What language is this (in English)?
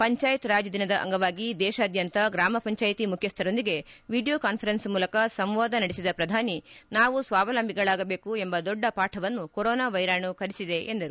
Kannada